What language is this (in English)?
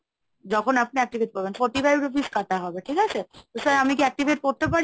Bangla